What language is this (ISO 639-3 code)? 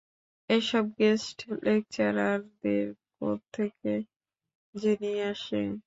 ben